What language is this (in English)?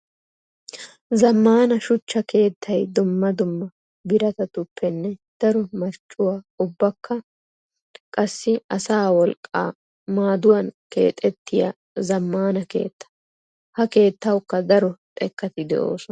Wolaytta